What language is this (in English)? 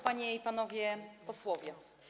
Polish